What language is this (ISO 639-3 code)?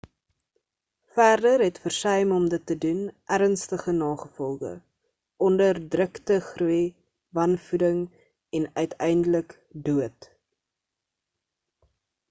afr